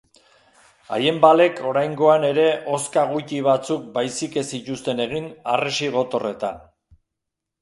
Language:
Basque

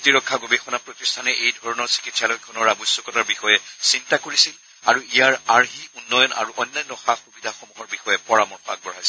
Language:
Assamese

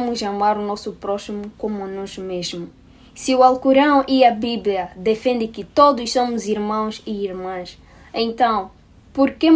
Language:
Portuguese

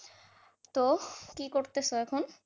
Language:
Bangla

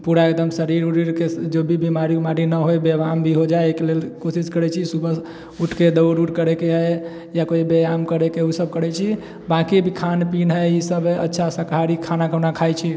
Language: Maithili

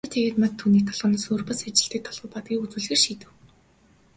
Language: Mongolian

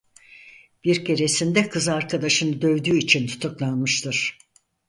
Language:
Turkish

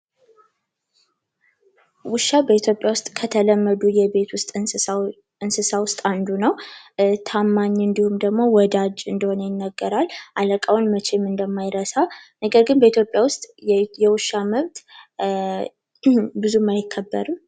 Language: Amharic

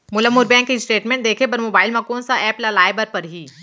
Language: Chhattisgarhi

